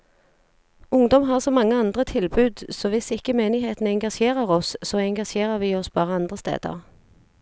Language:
Norwegian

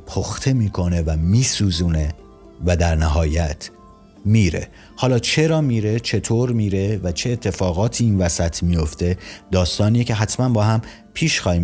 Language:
Persian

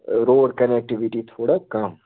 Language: Kashmiri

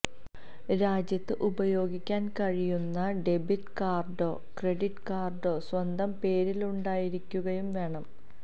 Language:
Malayalam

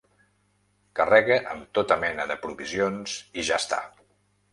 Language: Catalan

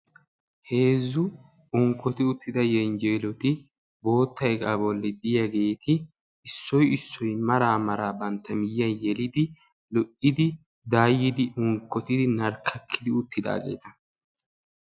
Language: Wolaytta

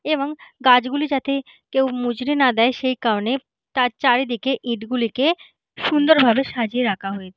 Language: Bangla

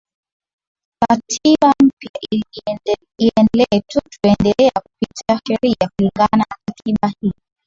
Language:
Swahili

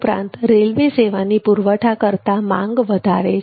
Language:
Gujarati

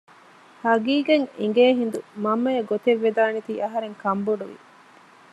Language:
Divehi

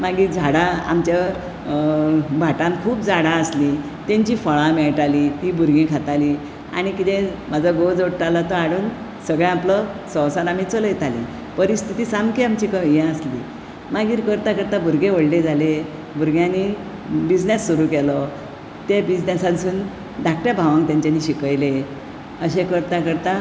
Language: Konkani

